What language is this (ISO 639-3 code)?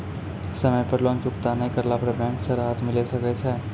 mai